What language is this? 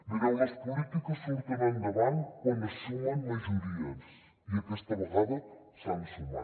Catalan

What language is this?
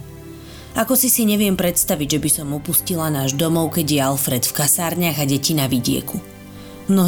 Slovak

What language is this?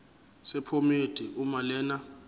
Zulu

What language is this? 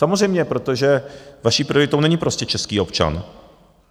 Czech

